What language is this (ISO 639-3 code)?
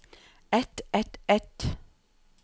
nor